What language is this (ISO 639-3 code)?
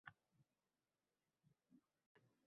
uzb